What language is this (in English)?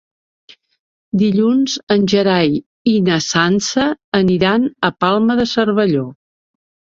Catalan